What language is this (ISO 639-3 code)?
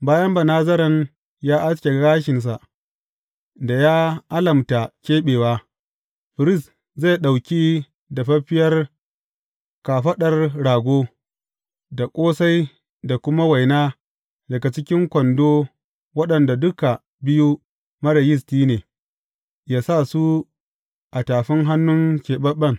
hau